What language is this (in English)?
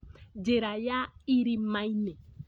Kikuyu